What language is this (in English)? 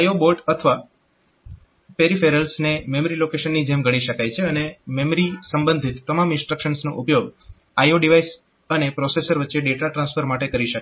Gujarati